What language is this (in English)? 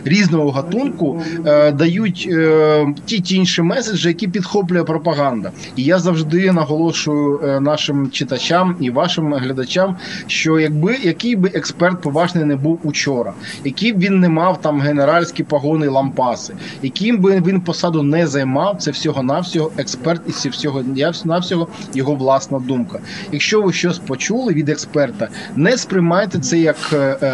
Ukrainian